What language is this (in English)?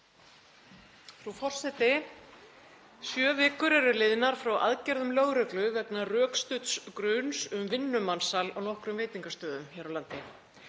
Icelandic